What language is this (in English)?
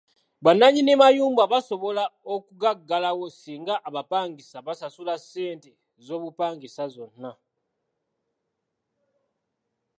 Ganda